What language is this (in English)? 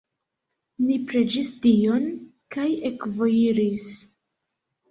Esperanto